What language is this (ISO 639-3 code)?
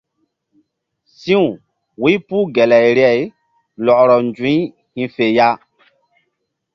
mdd